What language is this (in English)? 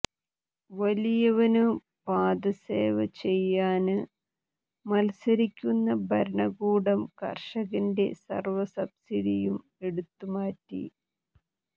Malayalam